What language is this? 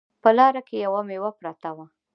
Pashto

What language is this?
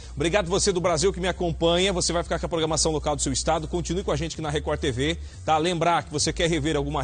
Portuguese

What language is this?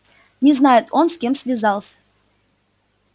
Russian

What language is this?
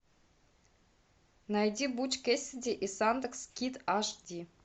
Russian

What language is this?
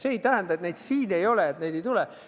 Estonian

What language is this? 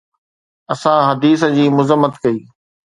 Sindhi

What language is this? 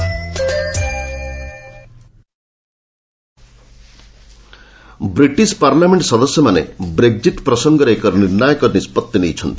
Odia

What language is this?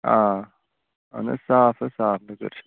Kashmiri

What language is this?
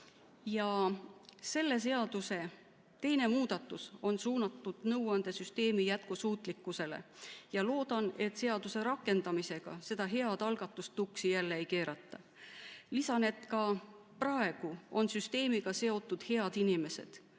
Estonian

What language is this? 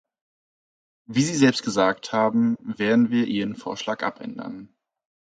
German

